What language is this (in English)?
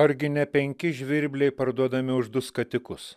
Lithuanian